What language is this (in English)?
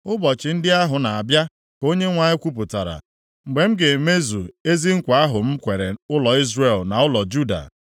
Igbo